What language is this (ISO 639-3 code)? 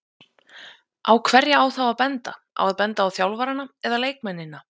isl